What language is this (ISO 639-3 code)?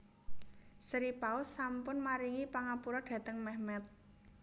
jav